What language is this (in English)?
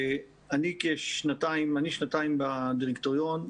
Hebrew